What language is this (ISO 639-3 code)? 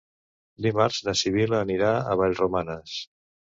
cat